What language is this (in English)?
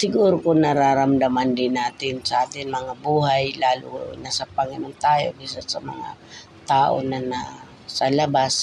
Filipino